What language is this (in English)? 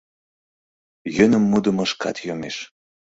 Mari